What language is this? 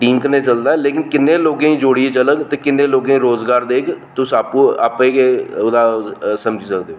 Dogri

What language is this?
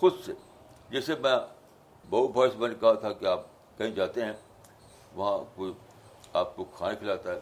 Urdu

